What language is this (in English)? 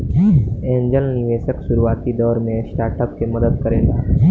Bhojpuri